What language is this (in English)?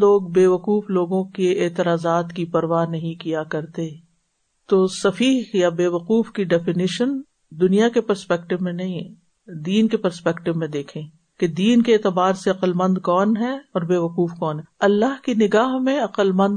Urdu